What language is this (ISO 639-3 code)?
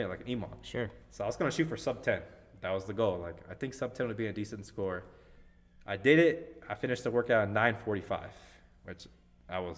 eng